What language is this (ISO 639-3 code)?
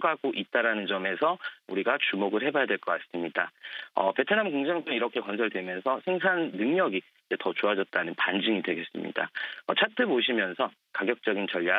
kor